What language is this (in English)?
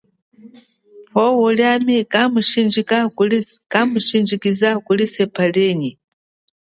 Chokwe